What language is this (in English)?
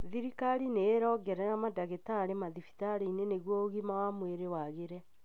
Kikuyu